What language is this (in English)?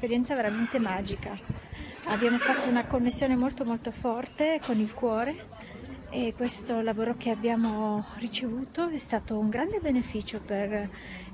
Italian